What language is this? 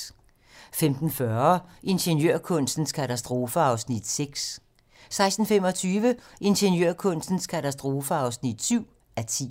Danish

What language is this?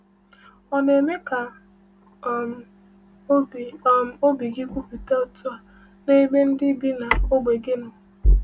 Igbo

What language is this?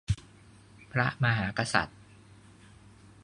Thai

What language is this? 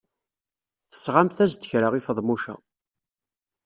Kabyle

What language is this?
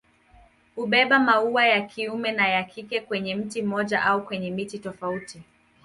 Swahili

